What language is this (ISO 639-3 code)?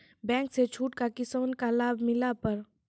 mai